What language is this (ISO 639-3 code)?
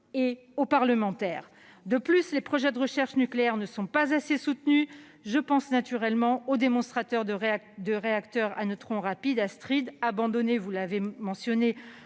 fra